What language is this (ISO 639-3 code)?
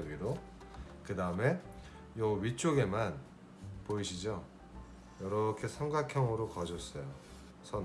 kor